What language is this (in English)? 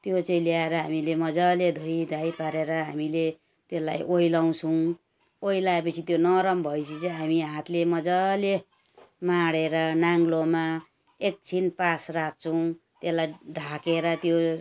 Nepali